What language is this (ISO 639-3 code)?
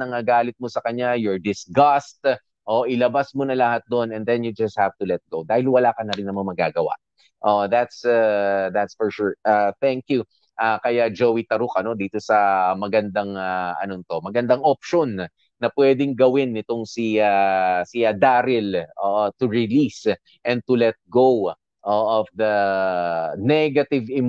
fil